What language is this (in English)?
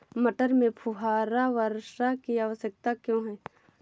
Hindi